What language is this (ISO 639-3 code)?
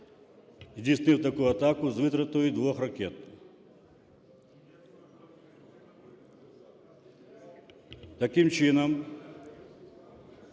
ukr